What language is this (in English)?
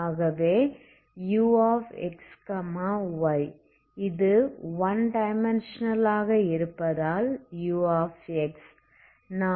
Tamil